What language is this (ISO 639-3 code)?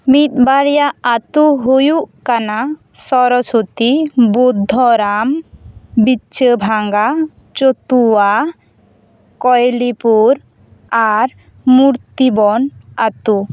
sat